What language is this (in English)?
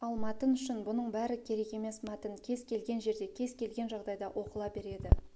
Kazakh